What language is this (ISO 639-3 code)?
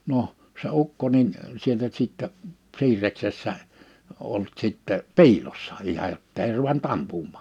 fin